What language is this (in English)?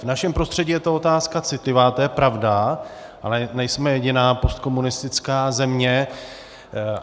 Czech